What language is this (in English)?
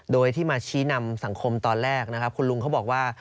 Thai